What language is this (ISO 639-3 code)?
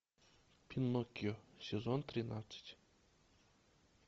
rus